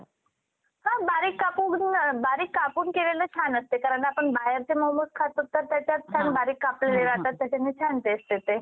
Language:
Marathi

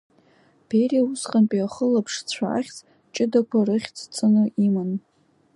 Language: Abkhazian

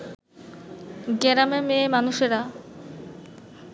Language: Bangla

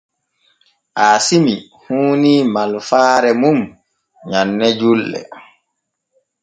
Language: Borgu Fulfulde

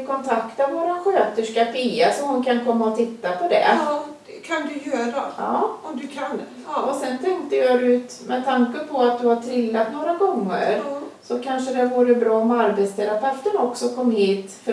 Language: Swedish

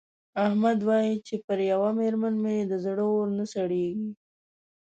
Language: Pashto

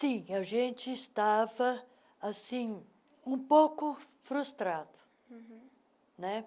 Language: Portuguese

